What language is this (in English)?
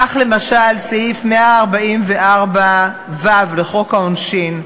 Hebrew